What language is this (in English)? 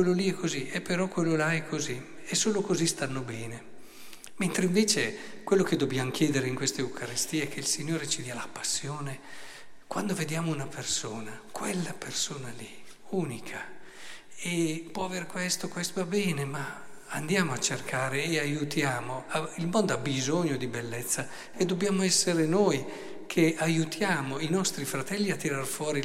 Italian